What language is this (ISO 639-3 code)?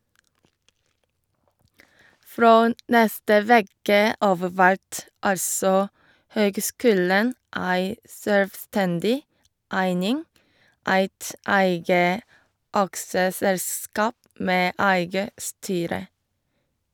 nor